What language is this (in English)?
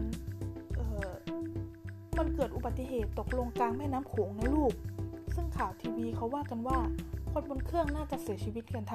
Thai